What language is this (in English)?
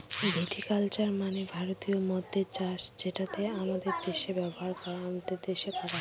Bangla